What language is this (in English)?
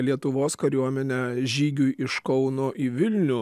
Lithuanian